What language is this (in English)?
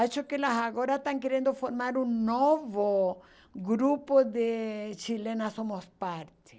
Portuguese